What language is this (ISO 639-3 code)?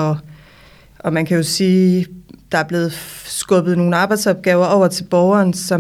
dan